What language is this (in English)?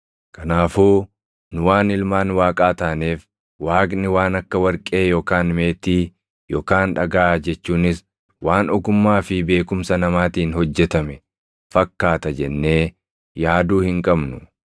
Oromo